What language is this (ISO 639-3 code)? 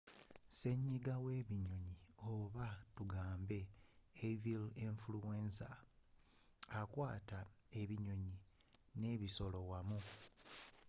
lug